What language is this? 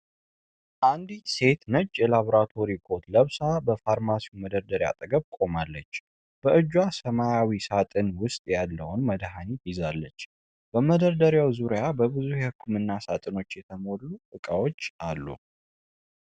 Amharic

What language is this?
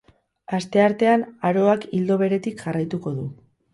Basque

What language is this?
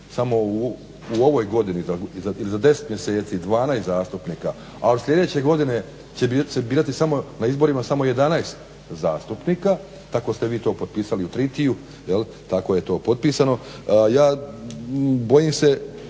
Croatian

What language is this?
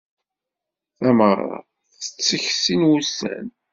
Kabyle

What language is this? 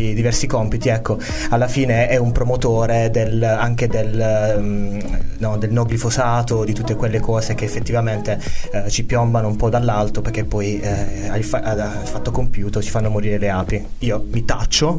Italian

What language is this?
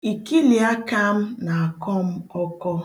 Igbo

